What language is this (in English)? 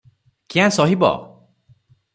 Odia